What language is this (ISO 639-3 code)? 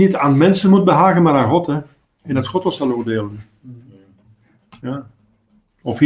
nld